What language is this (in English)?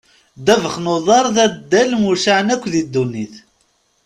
Kabyle